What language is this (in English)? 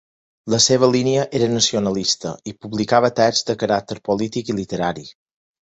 Catalan